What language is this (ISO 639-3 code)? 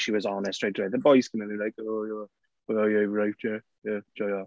cym